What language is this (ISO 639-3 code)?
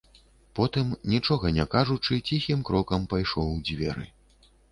bel